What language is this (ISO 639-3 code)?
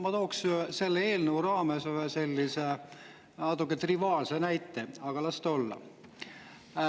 est